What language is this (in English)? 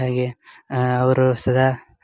Kannada